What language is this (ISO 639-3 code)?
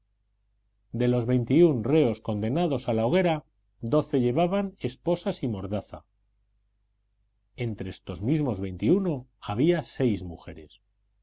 spa